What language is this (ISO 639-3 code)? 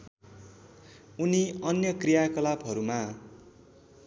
nep